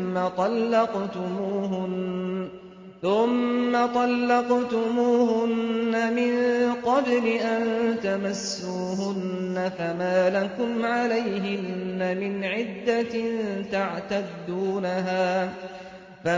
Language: Arabic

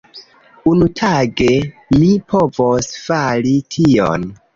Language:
Esperanto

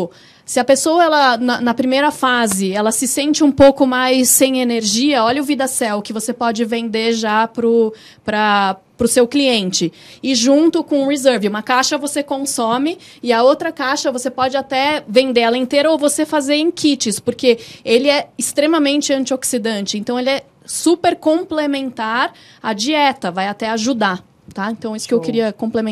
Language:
Portuguese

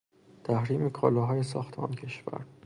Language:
Persian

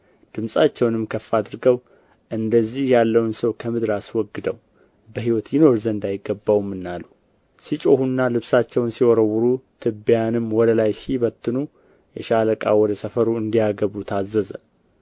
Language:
Amharic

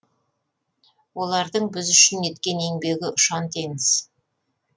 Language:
Kazakh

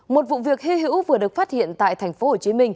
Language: Vietnamese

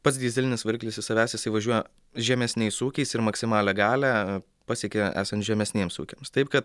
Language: Lithuanian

